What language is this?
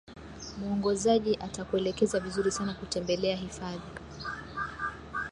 Swahili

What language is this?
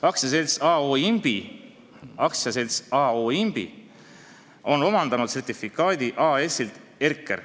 Estonian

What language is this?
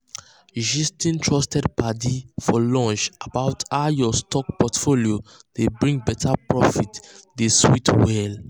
Nigerian Pidgin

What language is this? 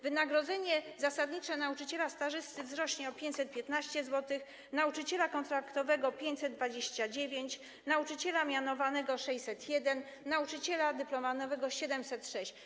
Polish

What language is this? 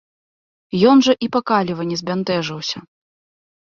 Belarusian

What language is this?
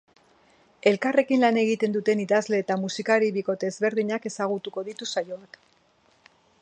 Basque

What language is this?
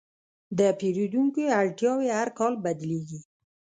Pashto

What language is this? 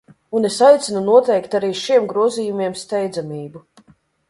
Latvian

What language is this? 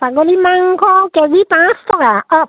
Assamese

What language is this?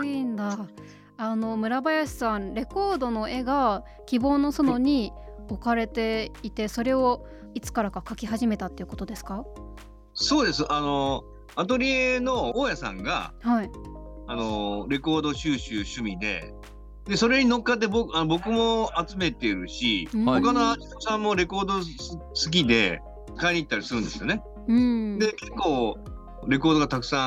Japanese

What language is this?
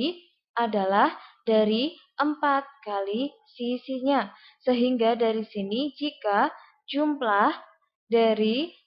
Indonesian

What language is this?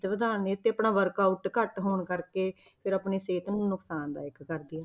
Punjabi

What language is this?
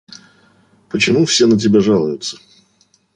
Russian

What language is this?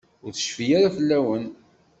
Kabyle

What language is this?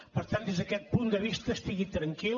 Catalan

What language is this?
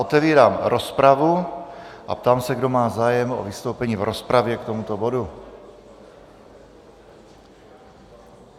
Czech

